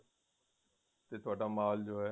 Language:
Punjabi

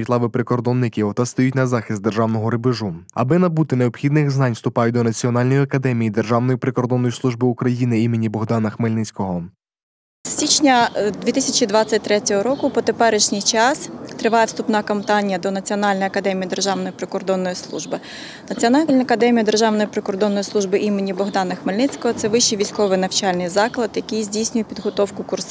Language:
Ukrainian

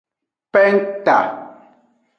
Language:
Aja (Benin)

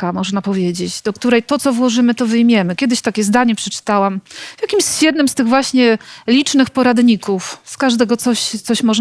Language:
Polish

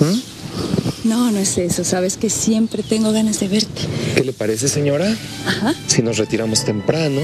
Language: Spanish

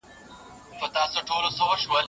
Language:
Pashto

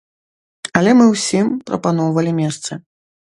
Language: Belarusian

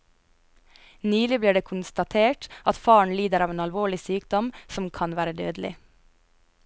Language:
Norwegian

